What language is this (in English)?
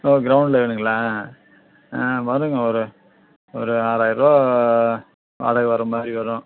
Tamil